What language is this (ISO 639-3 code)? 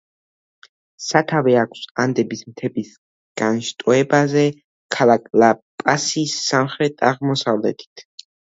kat